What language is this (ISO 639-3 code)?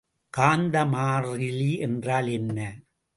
tam